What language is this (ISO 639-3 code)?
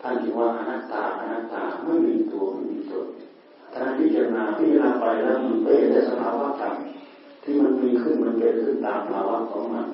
tha